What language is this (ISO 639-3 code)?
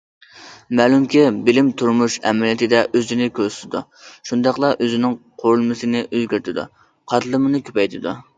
uig